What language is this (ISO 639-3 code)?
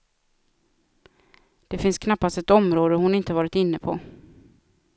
swe